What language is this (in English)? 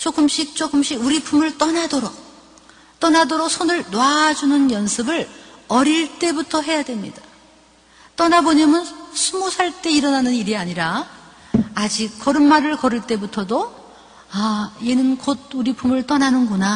Korean